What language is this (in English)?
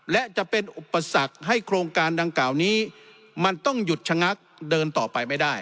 Thai